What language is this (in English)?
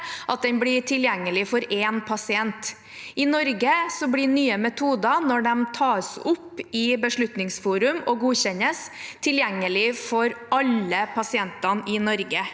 Norwegian